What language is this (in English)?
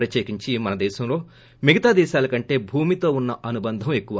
Telugu